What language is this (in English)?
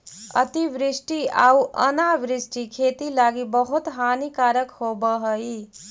Magahi